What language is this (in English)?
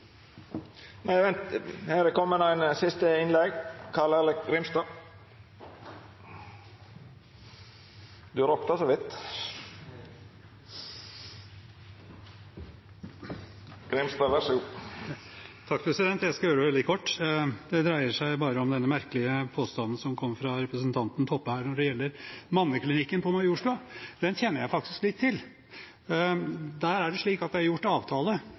Norwegian